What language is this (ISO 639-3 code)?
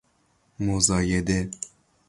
fas